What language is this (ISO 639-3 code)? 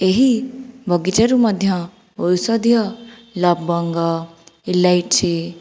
ori